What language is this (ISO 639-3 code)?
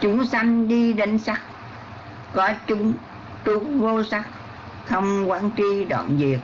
vie